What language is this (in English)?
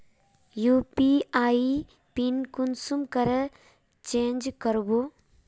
Magahi